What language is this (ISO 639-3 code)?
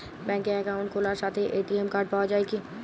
ben